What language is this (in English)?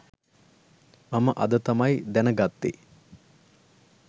Sinhala